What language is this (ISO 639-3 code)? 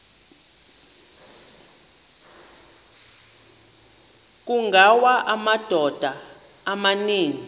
xho